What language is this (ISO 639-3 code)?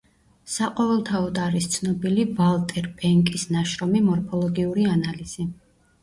kat